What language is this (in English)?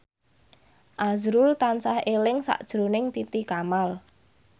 Javanese